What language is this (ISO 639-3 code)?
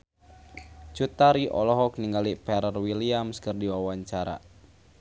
sun